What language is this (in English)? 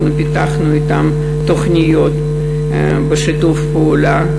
Hebrew